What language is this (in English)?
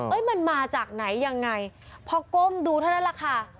Thai